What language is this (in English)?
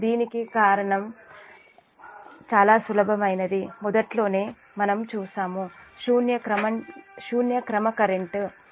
Telugu